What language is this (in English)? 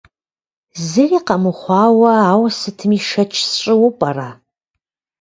Kabardian